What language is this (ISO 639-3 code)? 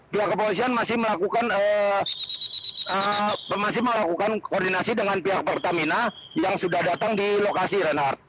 ind